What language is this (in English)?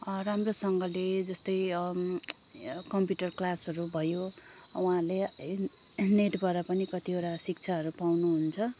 Nepali